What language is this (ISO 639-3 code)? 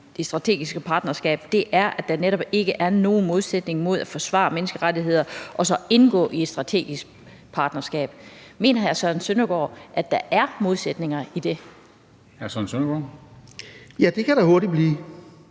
dan